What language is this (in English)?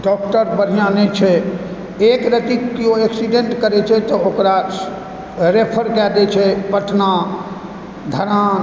Maithili